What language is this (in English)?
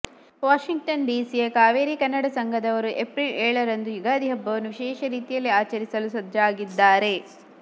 Kannada